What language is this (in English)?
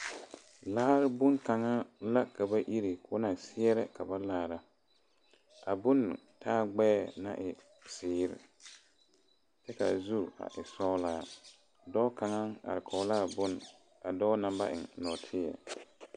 Southern Dagaare